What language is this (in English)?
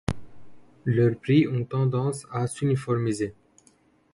French